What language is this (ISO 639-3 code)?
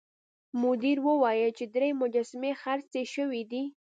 pus